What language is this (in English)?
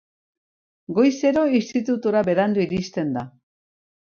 Basque